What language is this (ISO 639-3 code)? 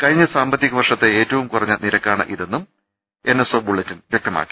mal